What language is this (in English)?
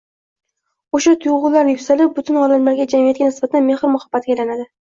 Uzbek